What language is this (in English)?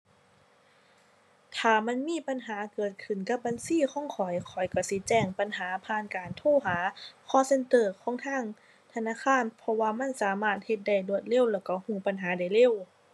Thai